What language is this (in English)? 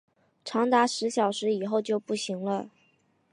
Chinese